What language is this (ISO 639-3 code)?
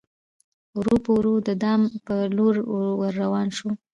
pus